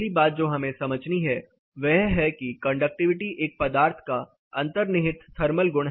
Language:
Hindi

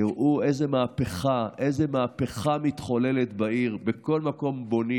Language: Hebrew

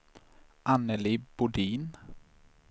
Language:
Swedish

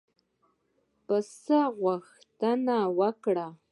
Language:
Pashto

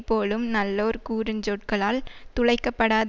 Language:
Tamil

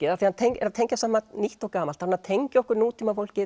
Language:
Icelandic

